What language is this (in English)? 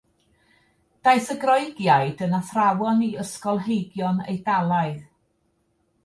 Welsh